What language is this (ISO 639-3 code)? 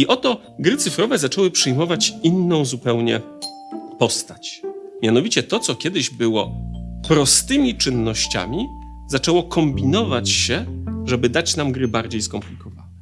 pol